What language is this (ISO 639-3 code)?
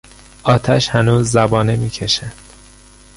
fas